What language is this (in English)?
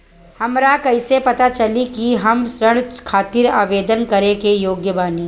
Bhojpuri